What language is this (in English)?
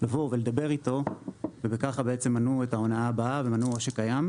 Hebrew